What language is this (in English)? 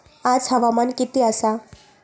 Marathi